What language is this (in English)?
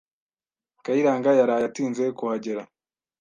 Kinyarwanda